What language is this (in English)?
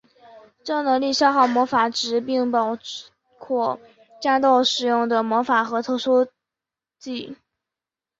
Chinese